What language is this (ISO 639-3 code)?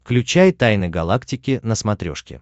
rus